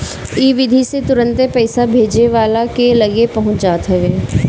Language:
Bhojpuri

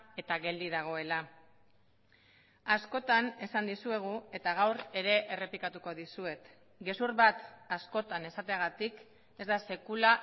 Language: Basque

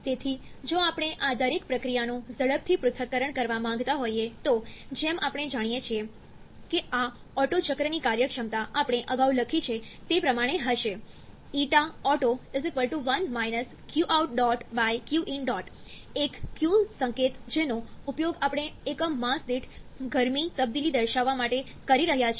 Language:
Gujarati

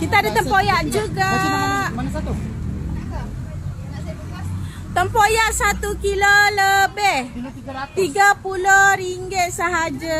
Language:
Malay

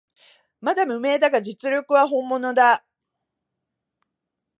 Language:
Japanese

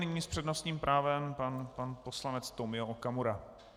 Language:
Czech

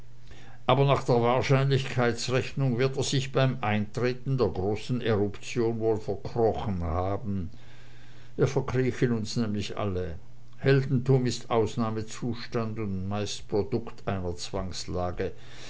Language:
German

